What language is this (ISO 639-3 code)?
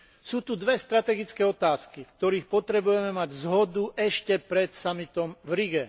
slk